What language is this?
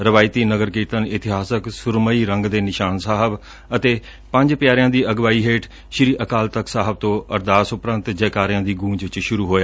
Punjabi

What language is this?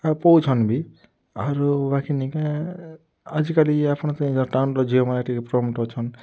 Odia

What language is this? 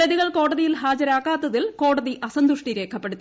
Malayalam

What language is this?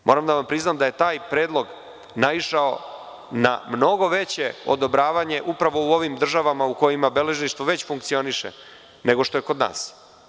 Serbian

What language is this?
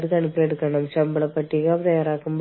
Malayalam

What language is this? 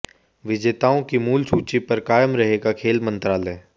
Hindi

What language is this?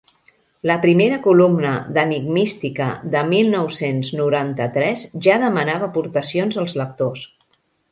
Catalan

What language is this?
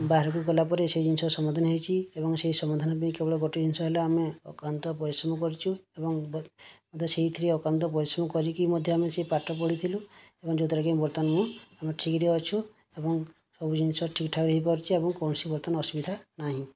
Odia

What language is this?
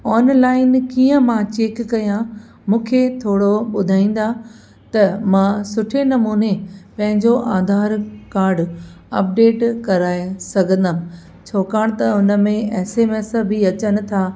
Sindhi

